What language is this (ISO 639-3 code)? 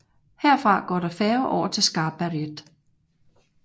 dan